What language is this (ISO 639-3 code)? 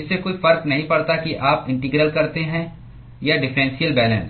hin